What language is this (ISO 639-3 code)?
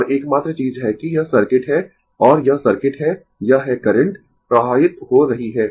hin